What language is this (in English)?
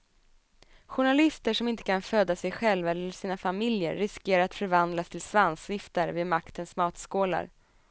Swedish